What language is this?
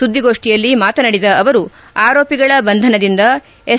Kannada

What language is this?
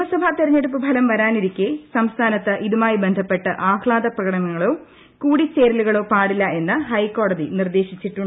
Malayalam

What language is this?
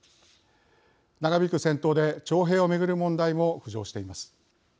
Japanese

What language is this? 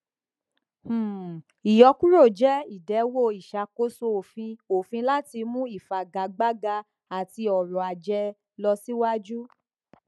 Yoruba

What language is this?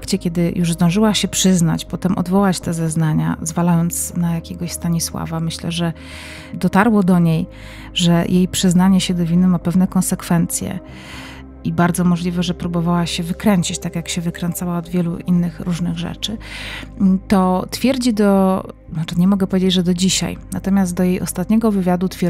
Polish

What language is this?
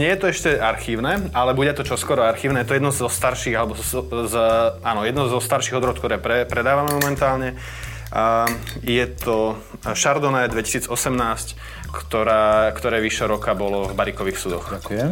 Slovak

